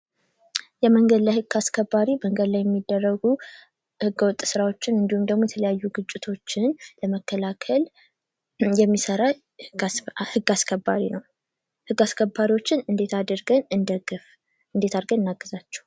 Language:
Amharic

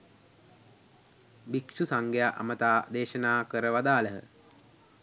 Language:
Sinhala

